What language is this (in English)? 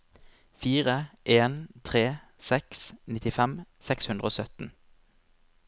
Norwegian